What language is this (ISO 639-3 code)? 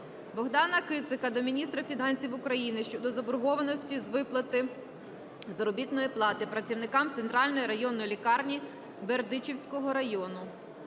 ukr